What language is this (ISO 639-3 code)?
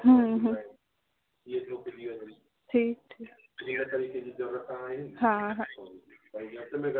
snd